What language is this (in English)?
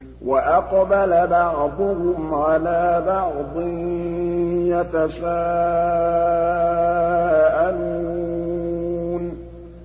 Arabic